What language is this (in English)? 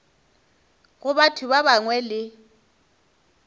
Northern Sotho